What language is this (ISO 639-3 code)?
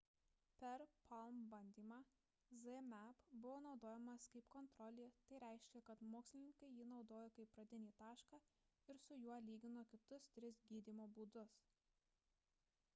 lit